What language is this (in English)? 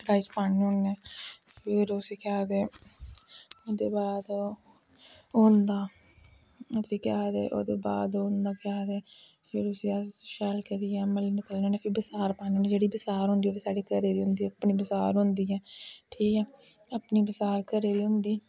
Dogri